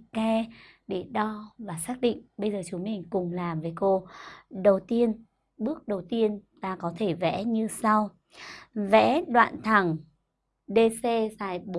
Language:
Vietnamese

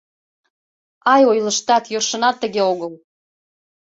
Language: Mari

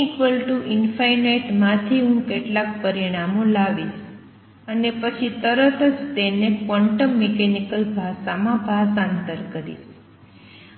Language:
Gujarati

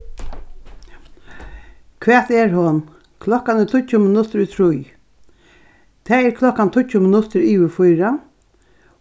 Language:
Faroese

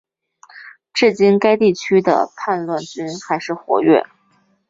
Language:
Chinese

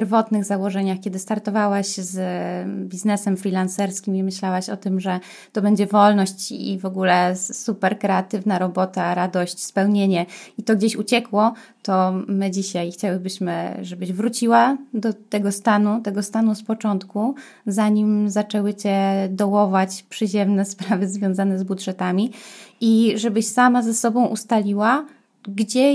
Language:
Polish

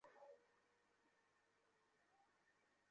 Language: Bangla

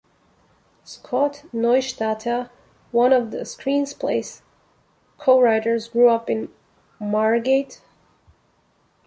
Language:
English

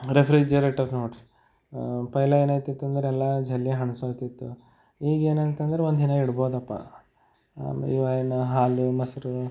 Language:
Kannada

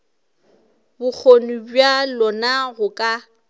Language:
Northern Sotho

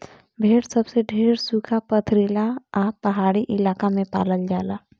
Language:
Bhojpuri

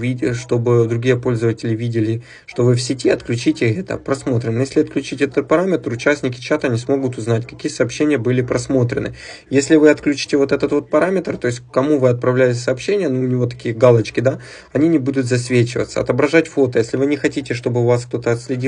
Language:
Russian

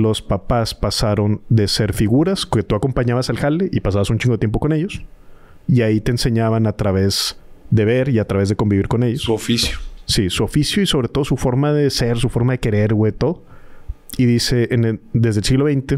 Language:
Spanish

